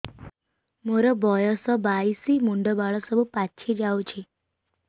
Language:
Odia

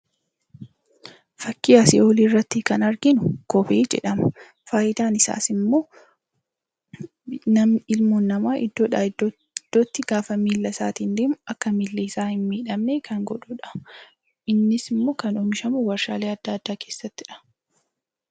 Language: Oromo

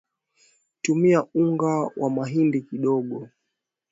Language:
Swahili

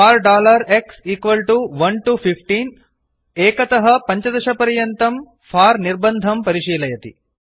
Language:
Sanskrit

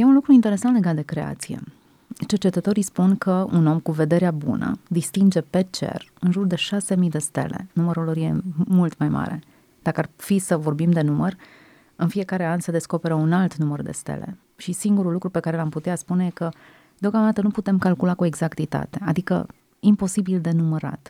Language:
Romanian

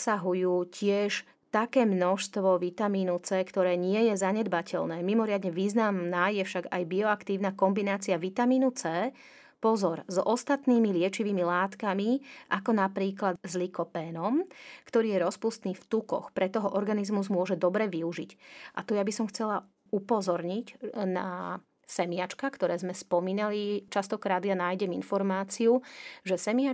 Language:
Slovak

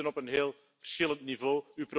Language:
Dutch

